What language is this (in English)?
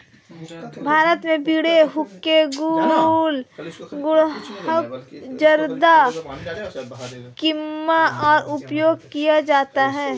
Hindi